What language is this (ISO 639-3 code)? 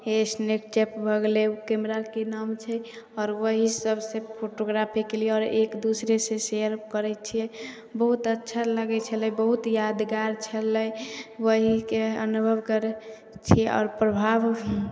mai